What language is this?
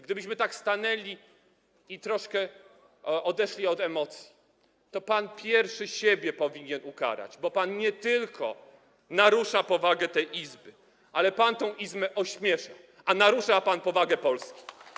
Polish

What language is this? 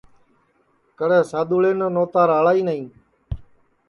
Sansi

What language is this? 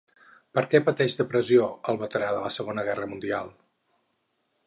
Catalan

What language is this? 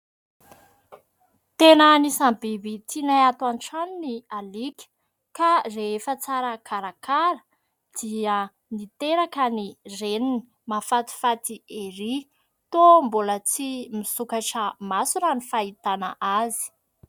Malagasy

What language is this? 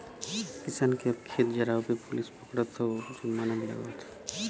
Bhojpuri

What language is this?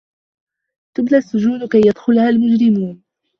Arabic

